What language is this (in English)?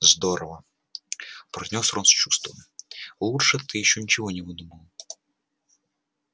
Russian